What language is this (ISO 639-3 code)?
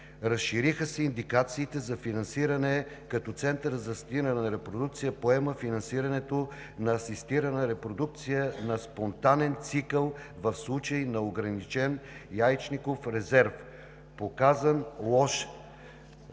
bul